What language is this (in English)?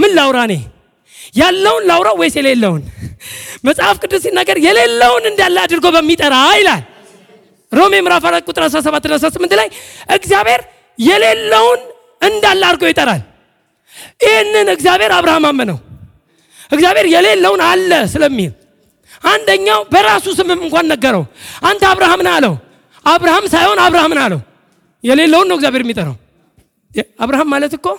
Amharic